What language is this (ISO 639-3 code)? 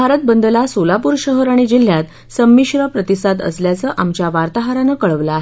mar